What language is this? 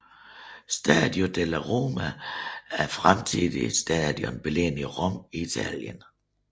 Danish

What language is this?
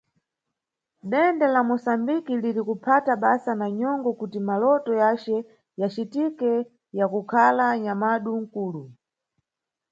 Nyungwe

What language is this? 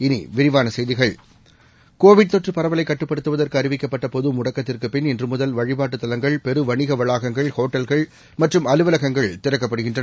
Tamil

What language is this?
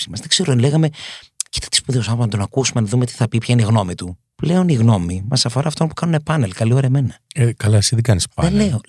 Greek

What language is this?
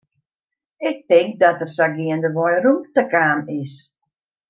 Western Frisian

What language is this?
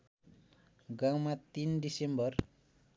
Nepali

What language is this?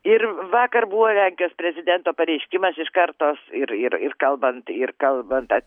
Lithuanian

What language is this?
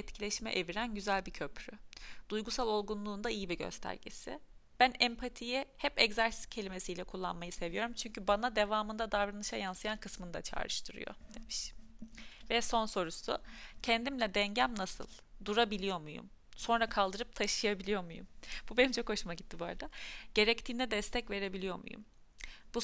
Turkish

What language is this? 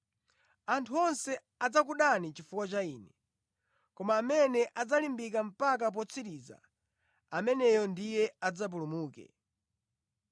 Nyanja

